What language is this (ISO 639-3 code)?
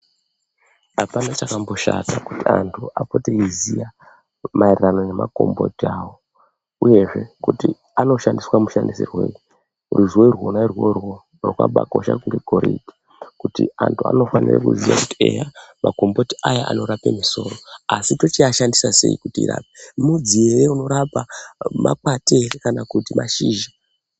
ndc